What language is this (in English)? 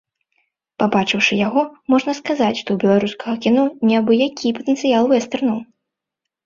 Belarusian